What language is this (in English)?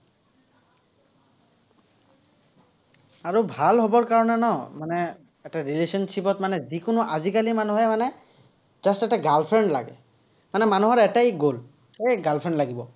Assamese